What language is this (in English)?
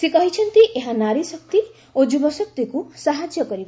Odia